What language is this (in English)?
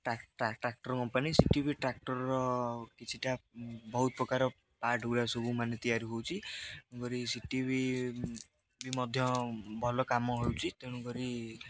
Odia